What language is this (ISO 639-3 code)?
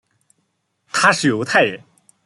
zho